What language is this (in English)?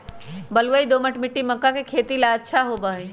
Magahi